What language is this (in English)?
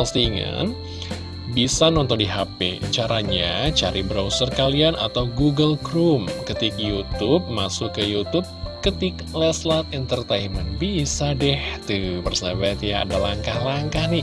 Indonesian